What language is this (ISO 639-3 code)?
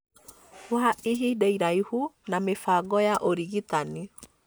kik